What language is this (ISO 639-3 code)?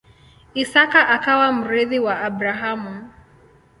swa